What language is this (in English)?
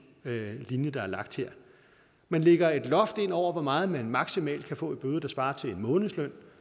Danish